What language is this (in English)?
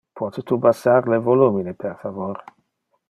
Interlingua